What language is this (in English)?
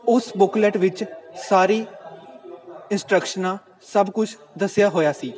Punjabi